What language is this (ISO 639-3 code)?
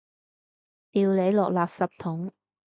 yue